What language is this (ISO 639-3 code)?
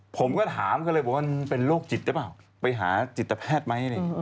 tha